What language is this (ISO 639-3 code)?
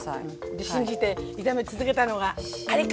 jpn